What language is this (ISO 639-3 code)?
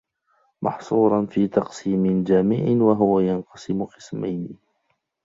ara